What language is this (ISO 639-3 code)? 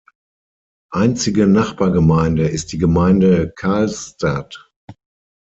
deu